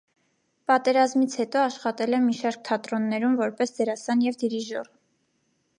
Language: Armenian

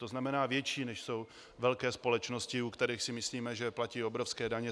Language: Czech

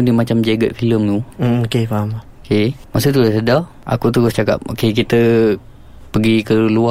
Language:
Malay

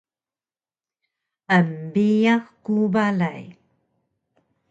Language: Taroko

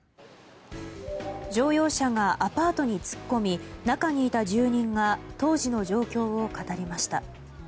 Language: Japanese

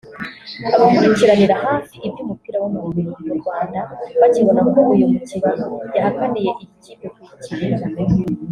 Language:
Kinyarwanda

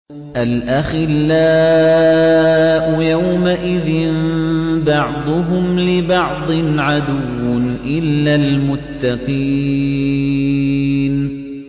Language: Arabic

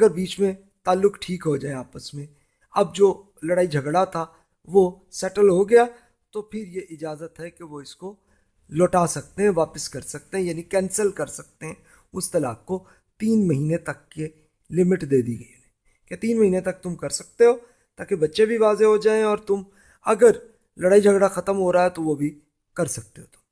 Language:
Urdu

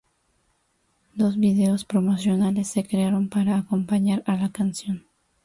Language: Spanish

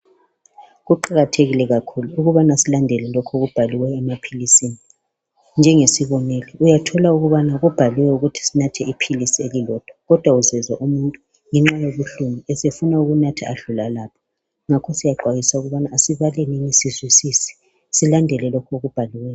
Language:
North Ndebele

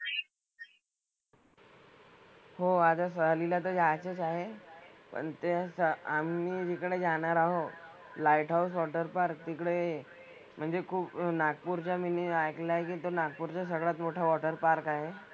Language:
Marathi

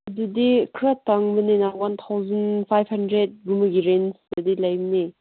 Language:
Manipuri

